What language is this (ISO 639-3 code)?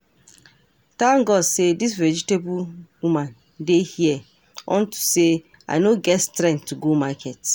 pcm